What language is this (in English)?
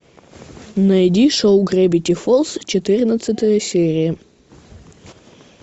Russian